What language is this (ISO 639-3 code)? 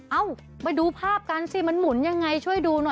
tha